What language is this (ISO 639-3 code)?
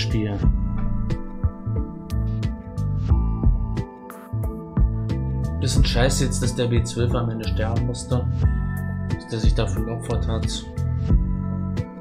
deu